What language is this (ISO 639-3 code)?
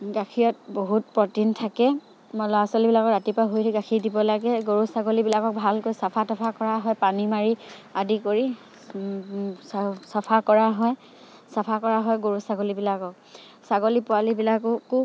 asm